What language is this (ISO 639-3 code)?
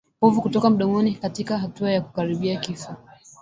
swa